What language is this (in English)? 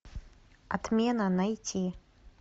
Russian